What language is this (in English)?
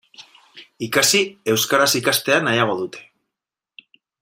Basque